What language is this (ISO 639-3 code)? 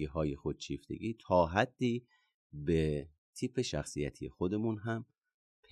fas